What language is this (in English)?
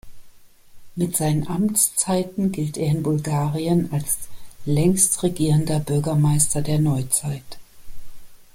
German